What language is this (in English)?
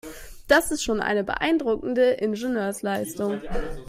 German